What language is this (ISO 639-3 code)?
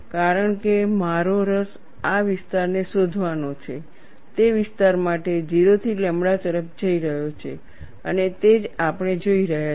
guj